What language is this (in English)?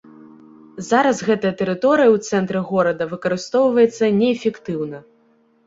Belarusian